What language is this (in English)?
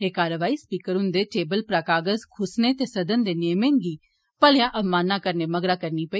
Dogri